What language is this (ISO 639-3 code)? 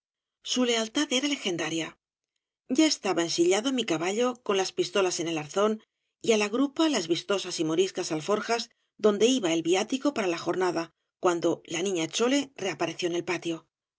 spa